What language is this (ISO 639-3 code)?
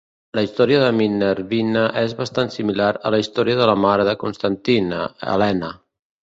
cat